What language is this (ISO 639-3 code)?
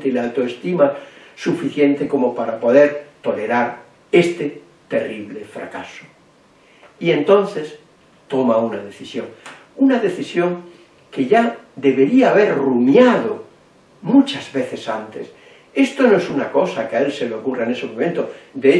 spa